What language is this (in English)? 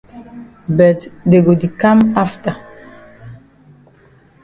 Cameroon Pidgin